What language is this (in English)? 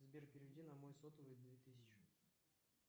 Russian